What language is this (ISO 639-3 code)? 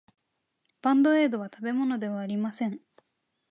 jpn